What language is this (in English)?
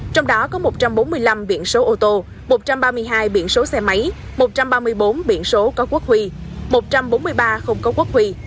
Vietnamese